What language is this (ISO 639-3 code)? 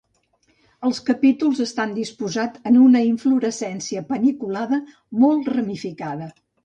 cat